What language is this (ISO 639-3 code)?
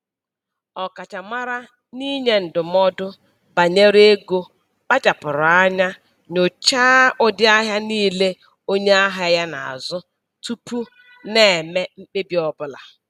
ibo